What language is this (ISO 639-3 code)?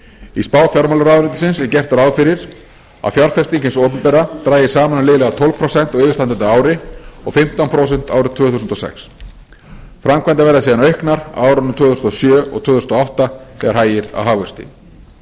isl